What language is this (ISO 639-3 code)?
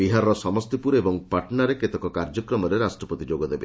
ori